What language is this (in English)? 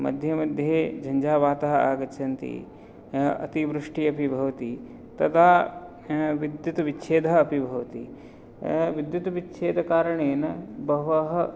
Sanskrit